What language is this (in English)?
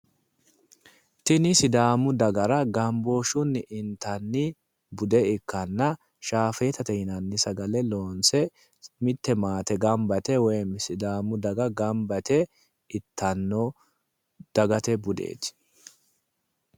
Sidamo